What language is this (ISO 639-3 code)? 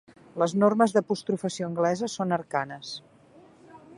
cat